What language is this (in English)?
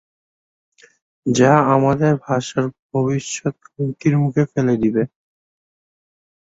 Bangla